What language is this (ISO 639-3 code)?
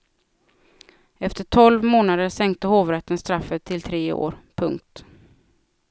swe